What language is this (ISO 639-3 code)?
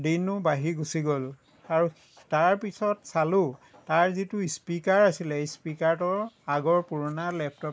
asm